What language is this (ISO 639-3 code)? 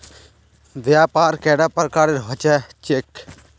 mag